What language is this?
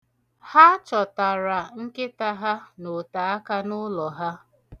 Igbo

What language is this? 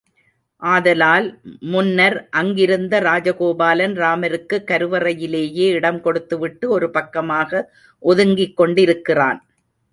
Tamil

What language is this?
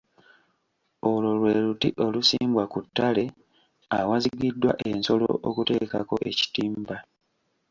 Ganda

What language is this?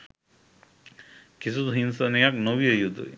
Sinhala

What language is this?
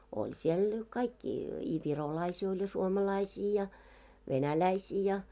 Finnish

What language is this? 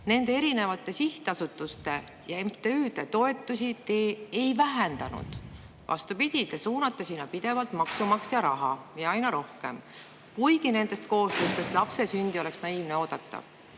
Estonian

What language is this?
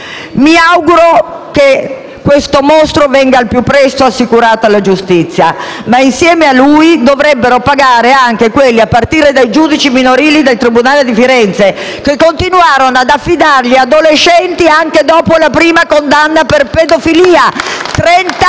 Italian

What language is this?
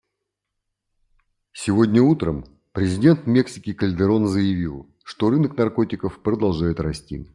Russian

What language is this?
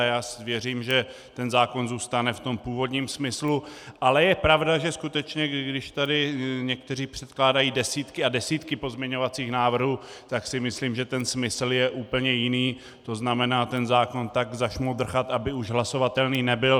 Czech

